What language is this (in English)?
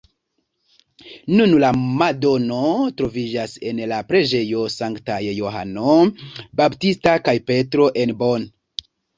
Esperanto